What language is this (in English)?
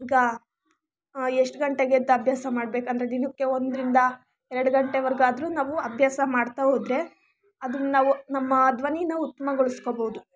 Kannada